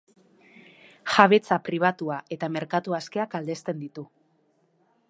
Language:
Basque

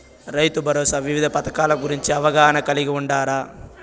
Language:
Telugu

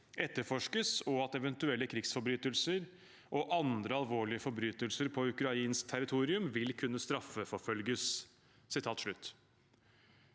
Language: Norwegian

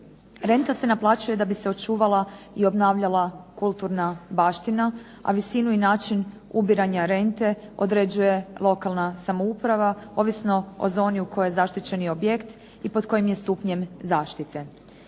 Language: Croatian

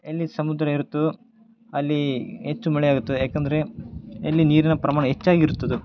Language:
Kannada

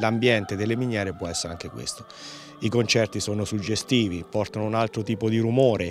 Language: Italian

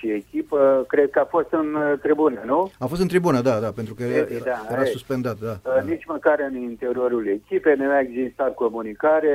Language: Romanian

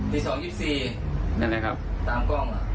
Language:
Thai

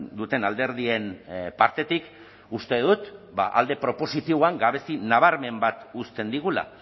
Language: Basque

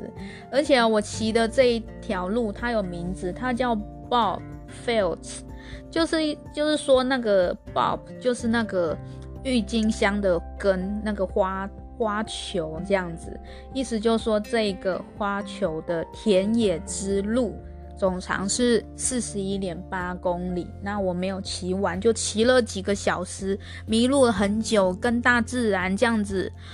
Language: Chinese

